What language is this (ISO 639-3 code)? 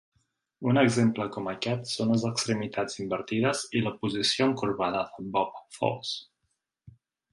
cat